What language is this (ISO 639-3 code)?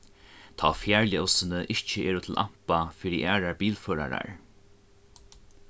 fao